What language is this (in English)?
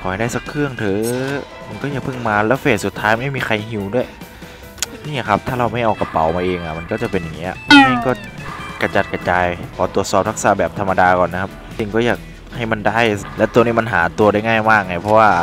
Thai